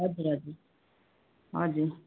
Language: Nepali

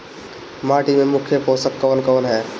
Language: Bhojpuri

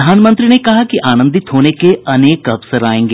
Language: Hindi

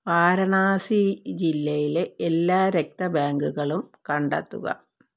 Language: Malayalam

